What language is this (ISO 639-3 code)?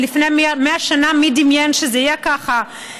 heb